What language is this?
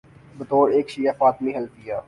Urdu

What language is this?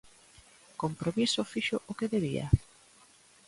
Galician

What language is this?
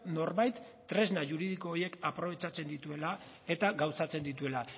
Basque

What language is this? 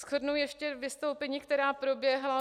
Czech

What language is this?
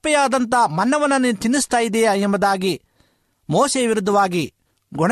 Kannada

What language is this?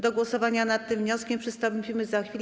Polish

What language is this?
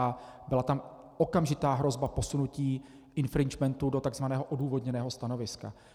Czech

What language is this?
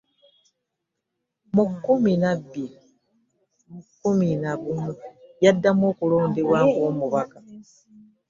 Ganda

